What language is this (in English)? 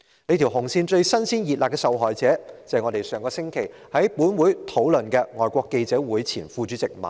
Cantonese